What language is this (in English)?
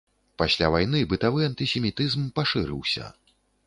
Belarusian